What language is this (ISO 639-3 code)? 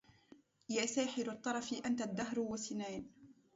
ara